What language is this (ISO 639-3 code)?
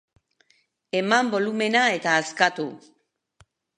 eus